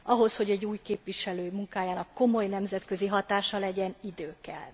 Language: Hungarian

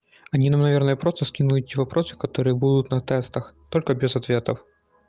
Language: Russian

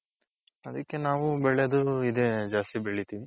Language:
Kannada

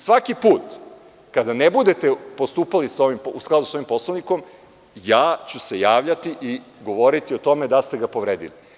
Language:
Serbian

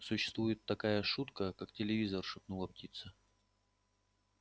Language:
Russian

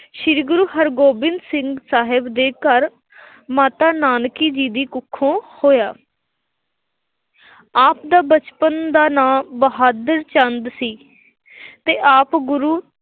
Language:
Punjabi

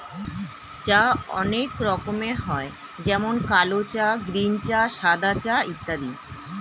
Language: Bangla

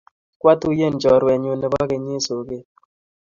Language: Kalenjin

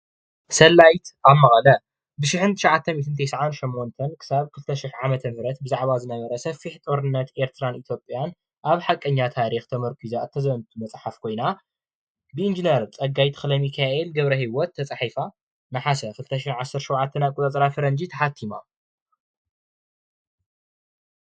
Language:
Tigrinya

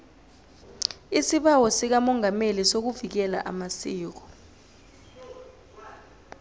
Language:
South Ndebele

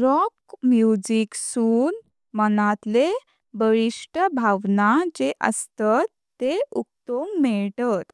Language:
Konkani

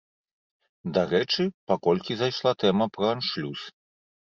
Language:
Belarusian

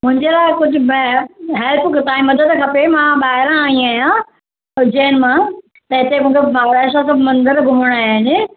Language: Sindhi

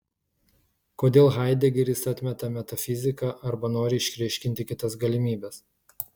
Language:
Lithuanian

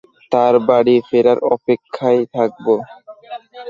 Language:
Bangla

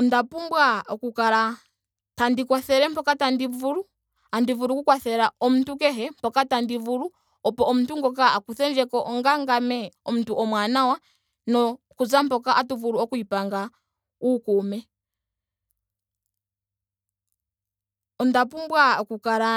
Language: Ndonga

